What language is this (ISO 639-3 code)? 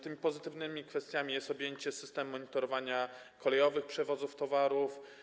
pol